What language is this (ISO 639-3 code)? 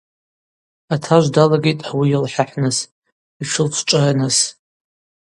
abq